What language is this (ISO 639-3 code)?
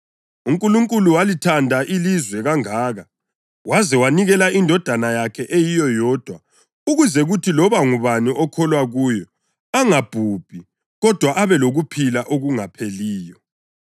nde